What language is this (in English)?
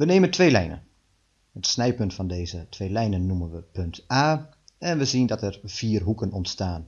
Dutch